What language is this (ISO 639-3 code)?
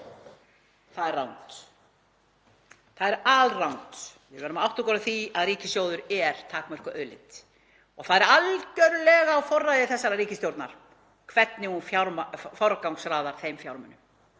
isl